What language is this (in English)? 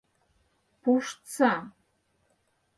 Mari